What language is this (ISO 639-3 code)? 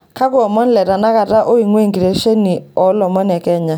mas